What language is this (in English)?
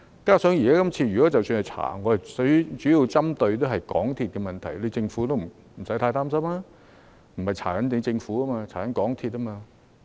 Cantonese